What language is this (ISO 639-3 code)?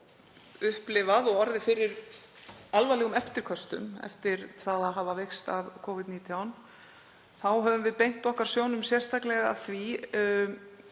isl